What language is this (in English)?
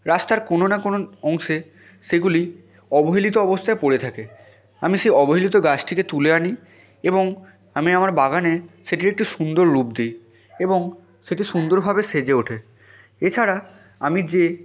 Bangla